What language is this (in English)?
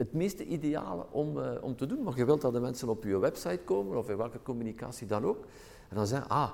Dutch